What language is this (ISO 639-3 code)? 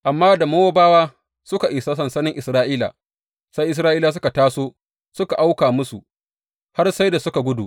hau